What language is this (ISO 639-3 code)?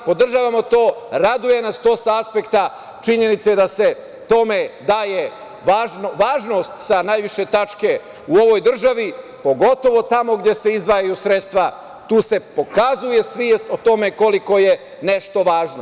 srp